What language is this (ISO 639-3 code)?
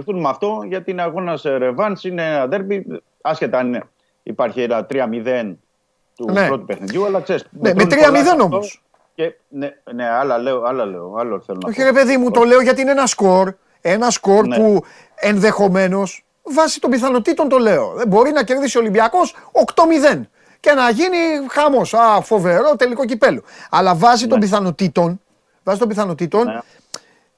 ell